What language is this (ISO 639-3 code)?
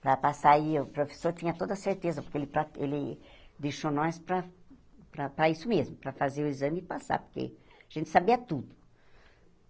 por